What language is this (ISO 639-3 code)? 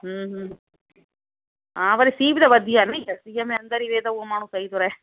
snd